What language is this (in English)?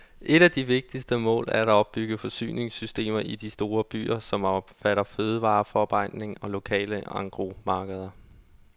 Danish